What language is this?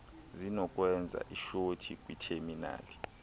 Xhosa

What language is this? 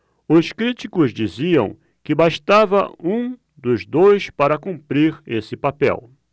Portuguese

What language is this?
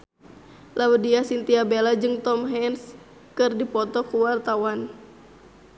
Sundanese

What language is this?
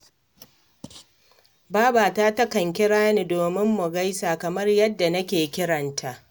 Hausa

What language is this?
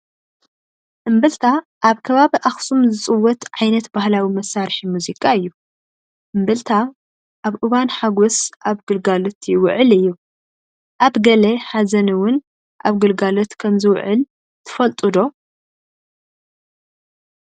Tigrinya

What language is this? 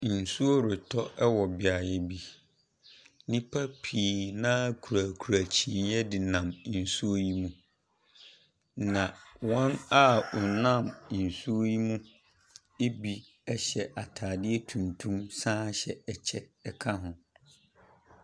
Akan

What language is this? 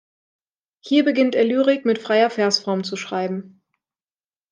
German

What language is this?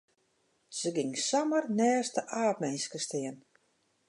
Western Frisian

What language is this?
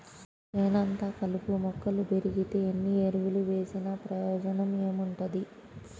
Telugu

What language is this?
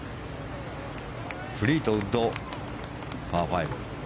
Japanese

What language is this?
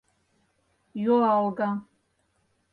Mari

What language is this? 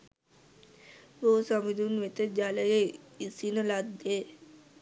Sinhala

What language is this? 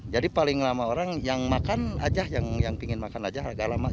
Indonesian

